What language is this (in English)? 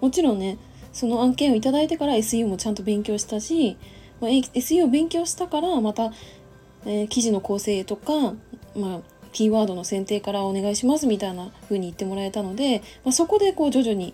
Japanese